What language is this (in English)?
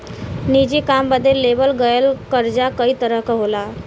Bhojpuri